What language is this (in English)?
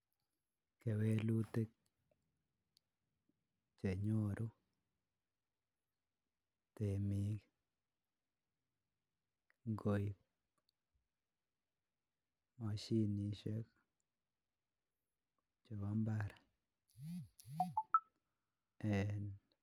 Kalenjin